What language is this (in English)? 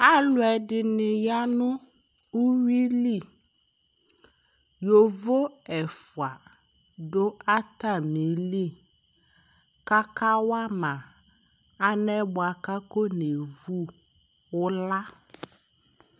Ikposo